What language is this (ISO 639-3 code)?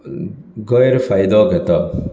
kok